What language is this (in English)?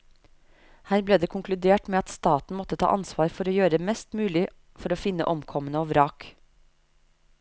Norwegian